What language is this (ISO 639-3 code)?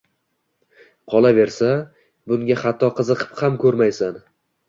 uzb